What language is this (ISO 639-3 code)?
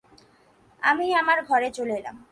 ben